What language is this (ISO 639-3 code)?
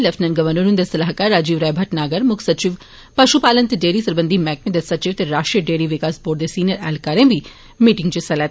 doi